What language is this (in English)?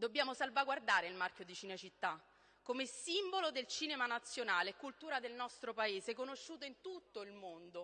Italian